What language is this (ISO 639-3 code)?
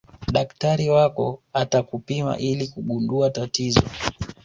swa